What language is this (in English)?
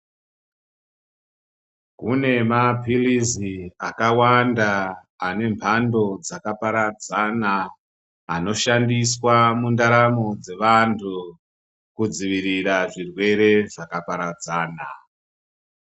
Ndau